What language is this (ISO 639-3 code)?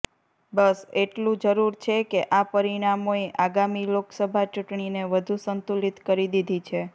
guj